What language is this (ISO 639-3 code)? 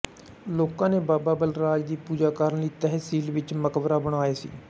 pan